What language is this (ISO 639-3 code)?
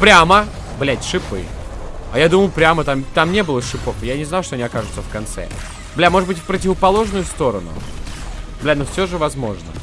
rus